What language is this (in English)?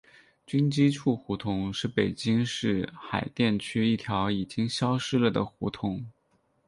Chinese